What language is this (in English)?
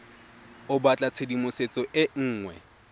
Tswana